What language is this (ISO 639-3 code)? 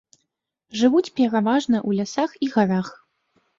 bel